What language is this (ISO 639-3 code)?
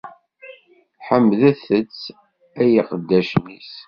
kab